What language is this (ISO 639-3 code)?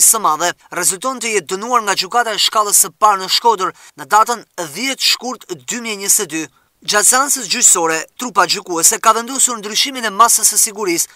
ron